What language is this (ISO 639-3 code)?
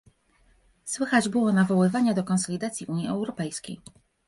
pol